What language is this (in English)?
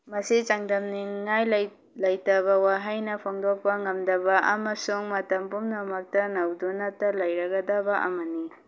Manipuri